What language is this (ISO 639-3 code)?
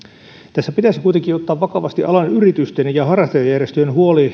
fin